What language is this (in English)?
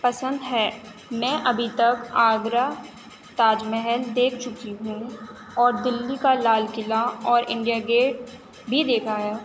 Urdu